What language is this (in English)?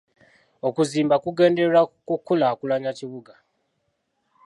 Ganda